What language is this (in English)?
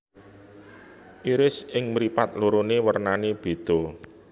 Javanese